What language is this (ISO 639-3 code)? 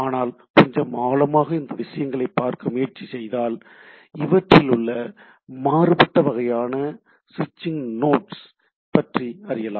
tam